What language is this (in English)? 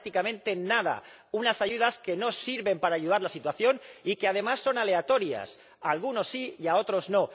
Spanish